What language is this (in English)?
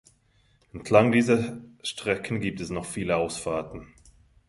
German